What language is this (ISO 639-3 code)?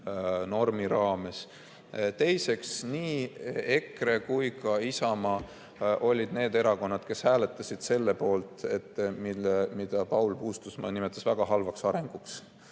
est